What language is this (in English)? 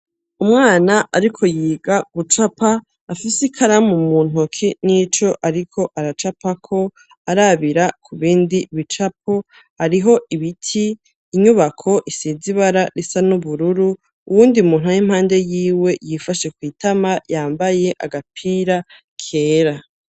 Rundi